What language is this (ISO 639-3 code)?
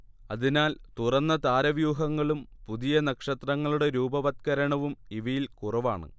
mal